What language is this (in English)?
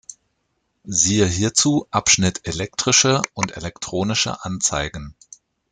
German